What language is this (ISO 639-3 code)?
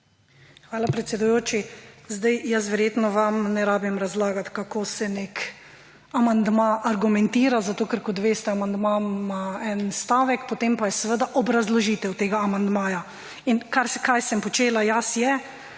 slv